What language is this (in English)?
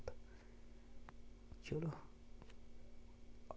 Dogri